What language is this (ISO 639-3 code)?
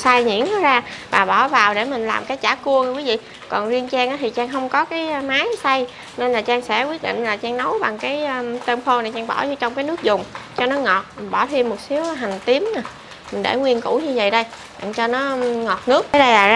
vie